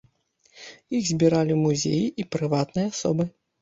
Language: Belarusian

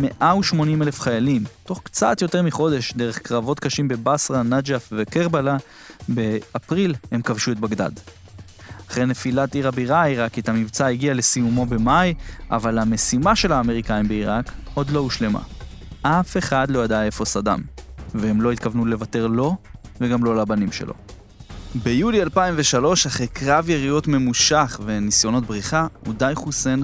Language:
Hebrew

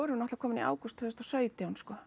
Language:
Icelandic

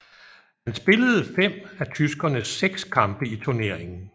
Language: Danish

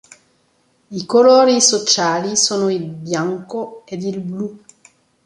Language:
Italian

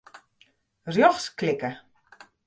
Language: Western Frisian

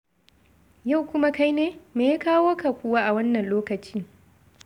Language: Hausa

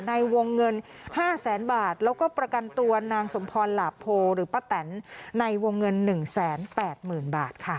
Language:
Thai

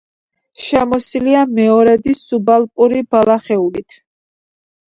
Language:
Georgian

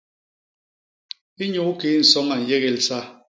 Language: Basaa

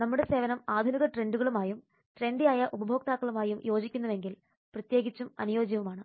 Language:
Malayalam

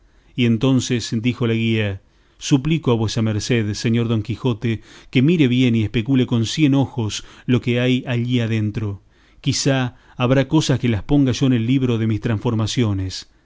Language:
Spanish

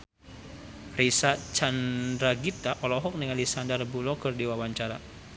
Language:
Sundanese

